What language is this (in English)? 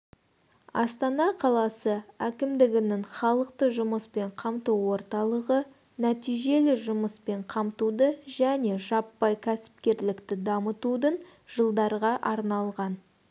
Kazakh